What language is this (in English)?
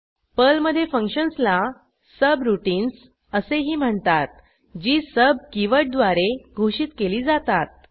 Marathi